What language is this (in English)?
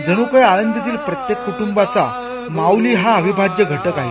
Marathi